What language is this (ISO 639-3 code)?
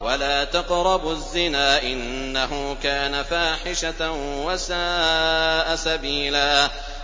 ara